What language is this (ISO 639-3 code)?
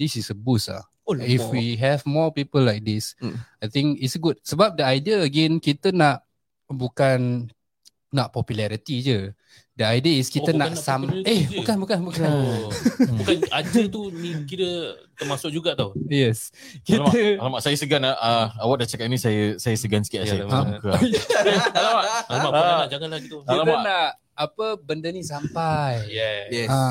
msa